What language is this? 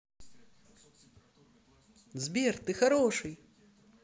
Russian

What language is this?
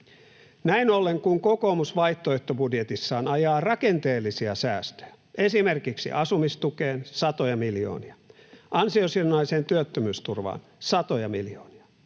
Finnish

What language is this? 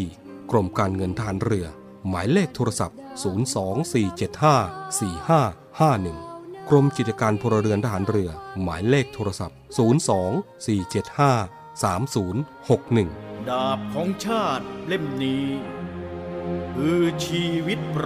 Thai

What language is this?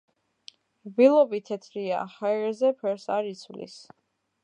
Georgian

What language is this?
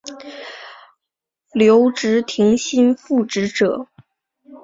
Chinese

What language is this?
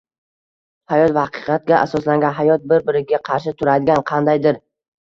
Uzbek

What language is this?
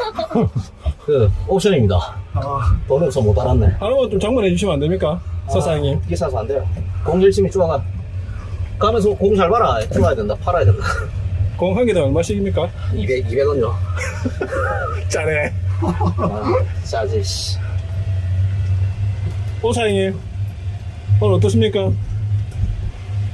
Korean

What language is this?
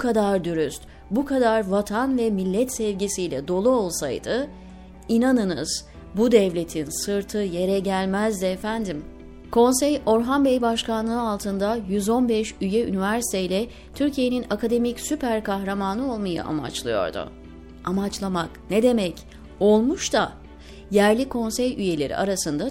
Turkish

